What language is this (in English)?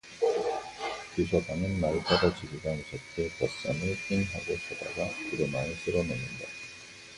Korean